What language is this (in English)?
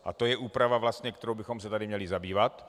Czech